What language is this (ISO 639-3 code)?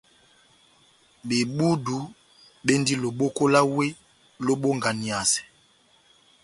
bnm